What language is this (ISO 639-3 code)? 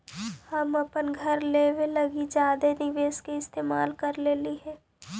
mag